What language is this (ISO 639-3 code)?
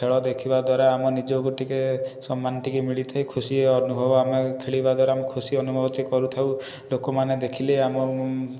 ori